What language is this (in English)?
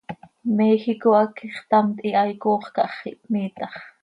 Seri